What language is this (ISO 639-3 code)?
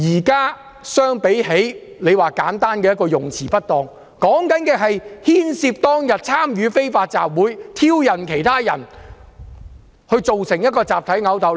yue